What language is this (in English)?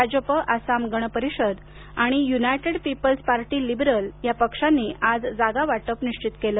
Marathi